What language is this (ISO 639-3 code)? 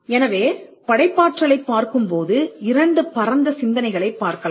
tam